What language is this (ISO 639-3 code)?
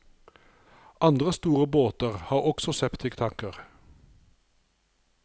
nor